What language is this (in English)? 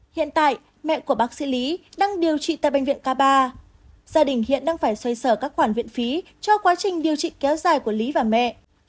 Vietnamese